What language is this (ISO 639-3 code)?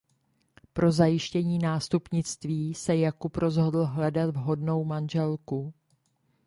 ces